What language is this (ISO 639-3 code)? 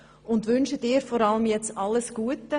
gsw